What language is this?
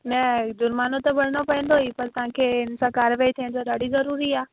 Sindhi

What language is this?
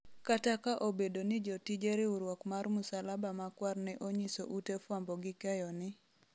Luo (Kenya and Tanzania)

